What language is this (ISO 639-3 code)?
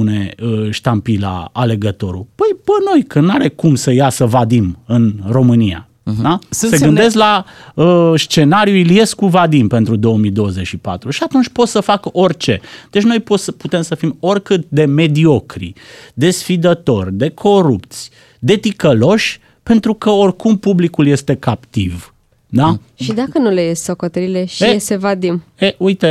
ron